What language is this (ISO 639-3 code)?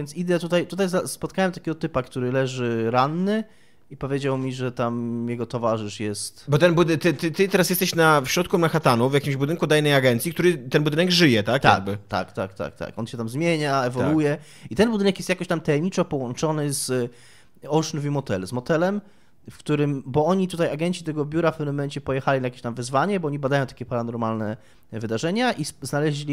pol